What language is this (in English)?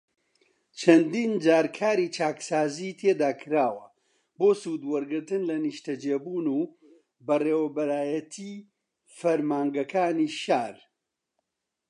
Central Kurdish